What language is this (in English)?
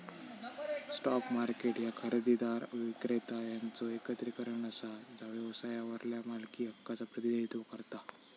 Marathi